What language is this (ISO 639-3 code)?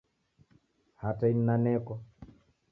dav